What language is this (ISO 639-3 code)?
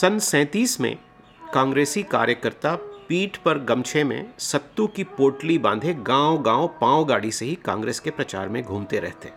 hin